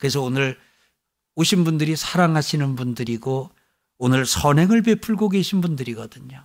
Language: Korean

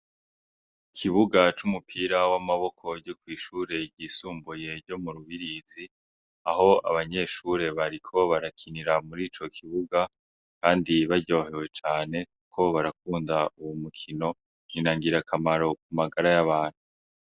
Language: Rundi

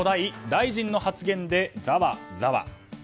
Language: Japanese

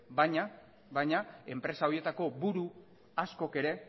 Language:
Basque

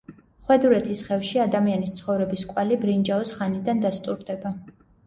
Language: Georgian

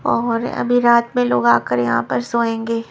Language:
Hindi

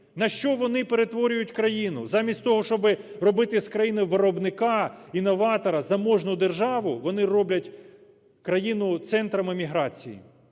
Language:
Ukrainian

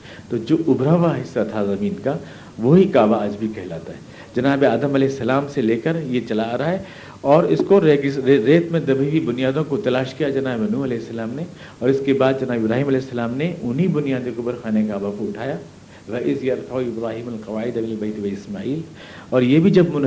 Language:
Urdu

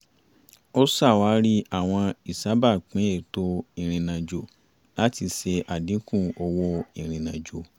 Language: Yoruba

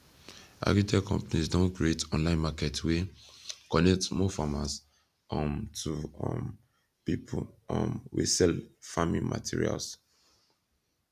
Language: Nigerian Pidgin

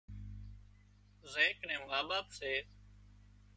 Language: Wadiyara Koli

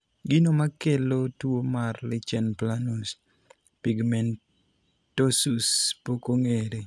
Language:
Luo (Kenya and Tanzania)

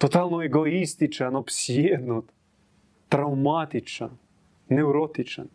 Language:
Croatian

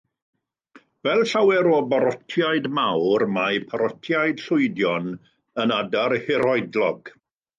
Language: Welsh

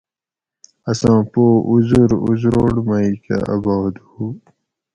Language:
Gawri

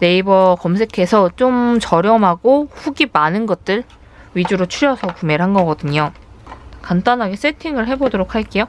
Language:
Korean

